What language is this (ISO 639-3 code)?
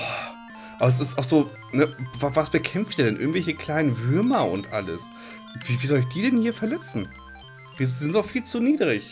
deu